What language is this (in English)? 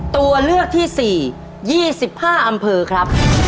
Thai